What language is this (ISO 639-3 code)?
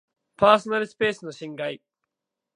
jpn